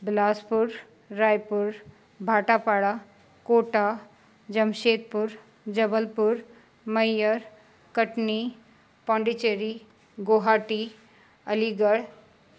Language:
Sindhi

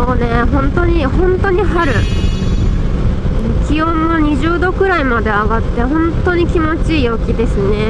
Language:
Japanese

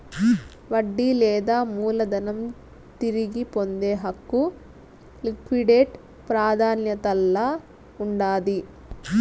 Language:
Telugu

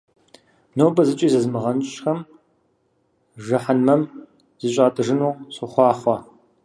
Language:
Kabardian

